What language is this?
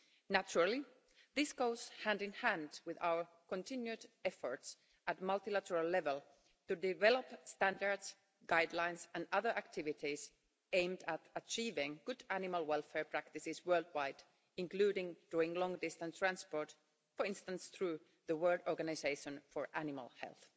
English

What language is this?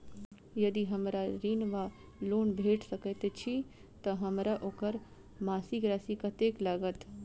Maithili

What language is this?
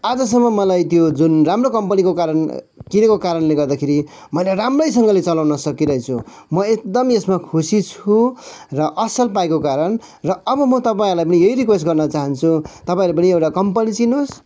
Nepali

